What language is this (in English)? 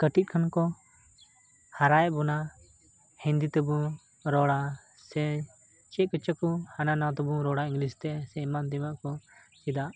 Santali